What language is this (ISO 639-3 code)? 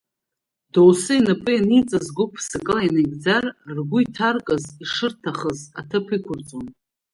abk